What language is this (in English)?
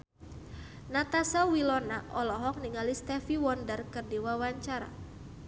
Sundanese